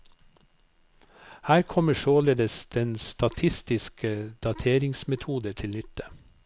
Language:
Norwegian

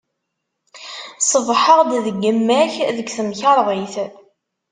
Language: Kabyle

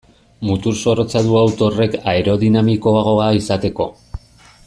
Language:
Basque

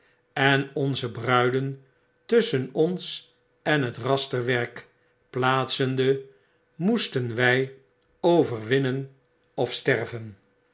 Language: Dutch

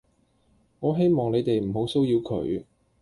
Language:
Cantonese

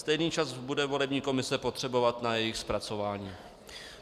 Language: Czech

